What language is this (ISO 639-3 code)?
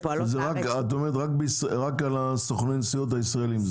heb